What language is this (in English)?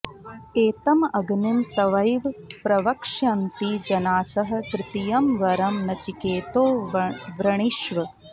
Sanskrit